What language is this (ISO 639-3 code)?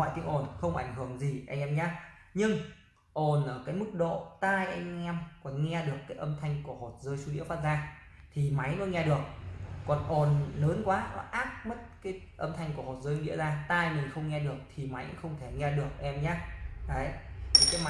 vie